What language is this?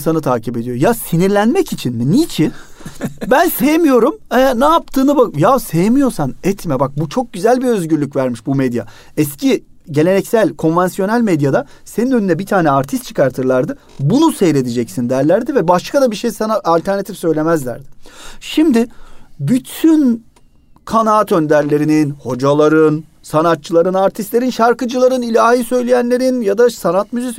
Turkish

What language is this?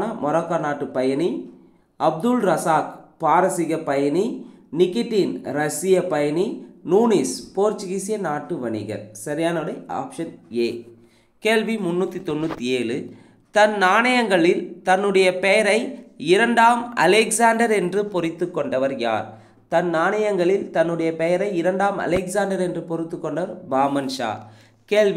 Tamil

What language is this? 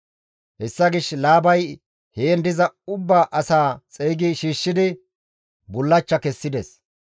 Gamo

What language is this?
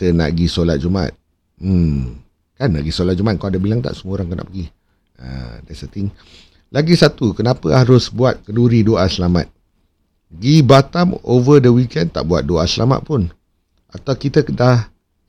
Malay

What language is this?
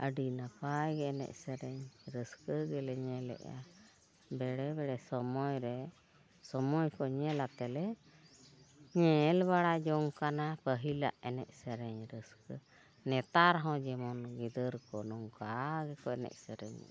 Santali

